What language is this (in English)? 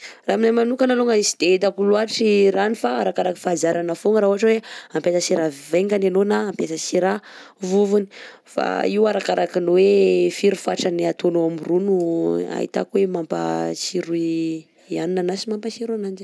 Southern Betsimisaraka Malagasy